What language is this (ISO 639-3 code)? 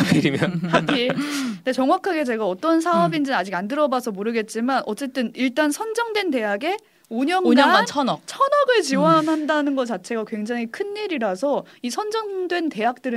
kor